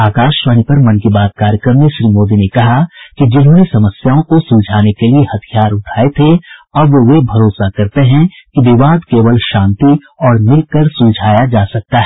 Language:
Hindi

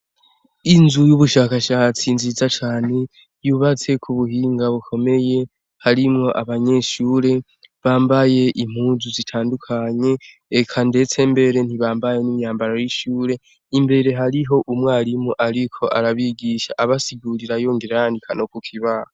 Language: Rundi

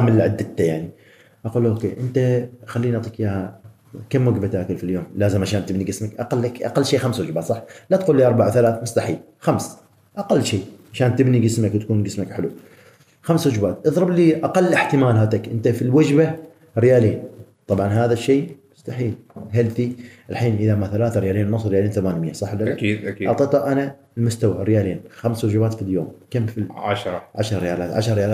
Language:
Arabic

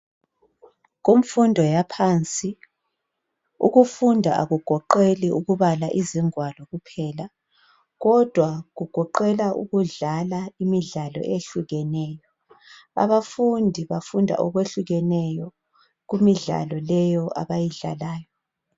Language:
North Ndebele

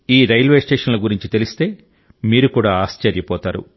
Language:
Telugu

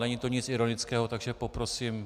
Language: Czech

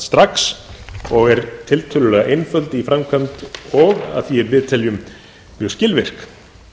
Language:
Icelandic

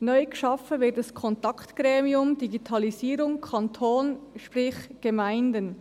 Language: Swiss German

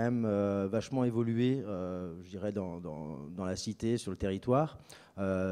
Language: French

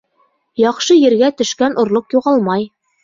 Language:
Bashkir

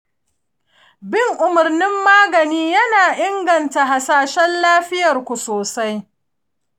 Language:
Hausa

